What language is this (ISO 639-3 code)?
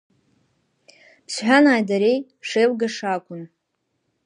abk